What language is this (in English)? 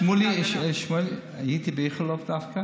Hebrew